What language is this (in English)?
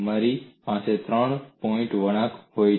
Gujarati